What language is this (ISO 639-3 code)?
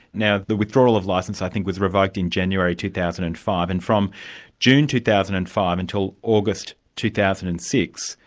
eng